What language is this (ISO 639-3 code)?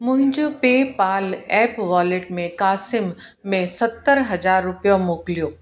snd